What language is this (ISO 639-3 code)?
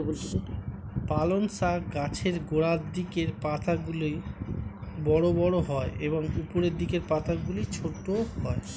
ben